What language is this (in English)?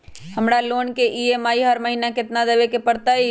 Magahi